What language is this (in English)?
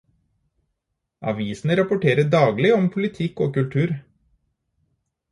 Norwegian Bokmål